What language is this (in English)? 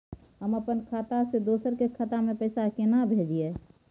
Maithili